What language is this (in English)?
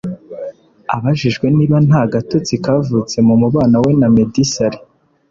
Kinyarwanda